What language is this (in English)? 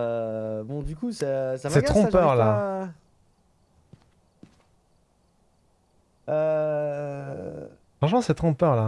French